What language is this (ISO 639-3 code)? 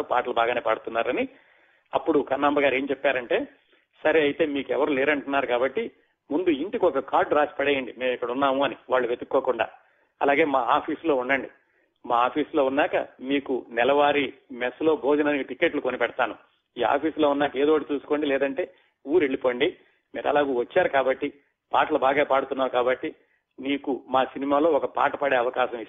tel